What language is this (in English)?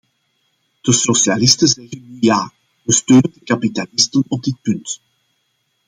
Dutch